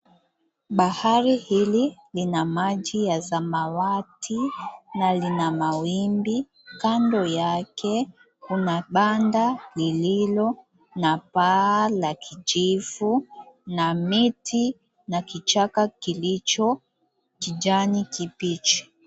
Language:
Swahili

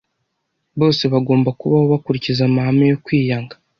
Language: Kinyarwanda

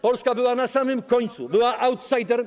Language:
Polish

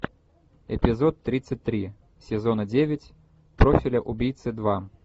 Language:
Russian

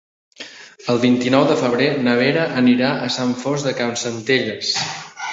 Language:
Catalan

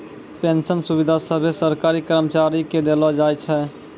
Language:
Maithili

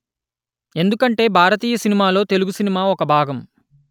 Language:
Telugu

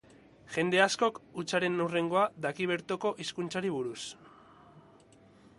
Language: Basque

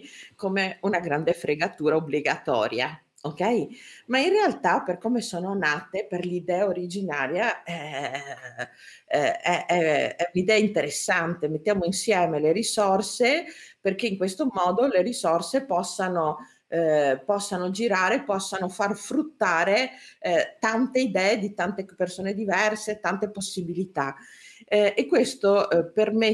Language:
Italian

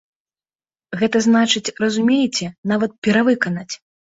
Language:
Belarusian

